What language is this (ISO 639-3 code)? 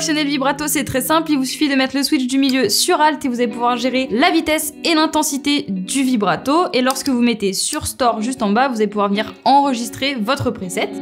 fra